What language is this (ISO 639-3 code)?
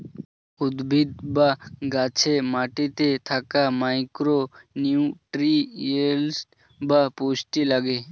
ben